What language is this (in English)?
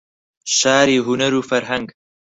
Central Kurdish